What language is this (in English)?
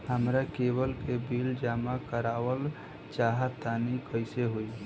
Bhojpuri